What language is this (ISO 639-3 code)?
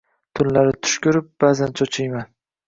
uzb